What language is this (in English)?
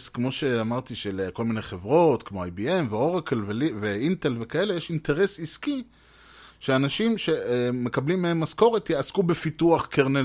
Hebrew